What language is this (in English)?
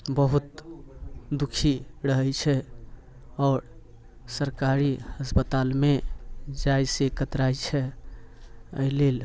Maithili